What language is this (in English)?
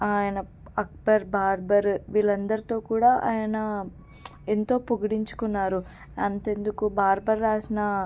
Telugu